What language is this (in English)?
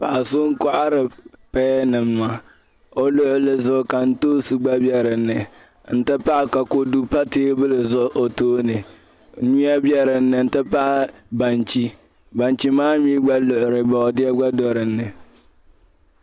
Dagbani